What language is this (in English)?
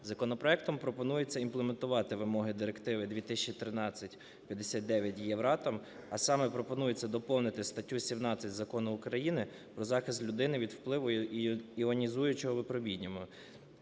Ukrainian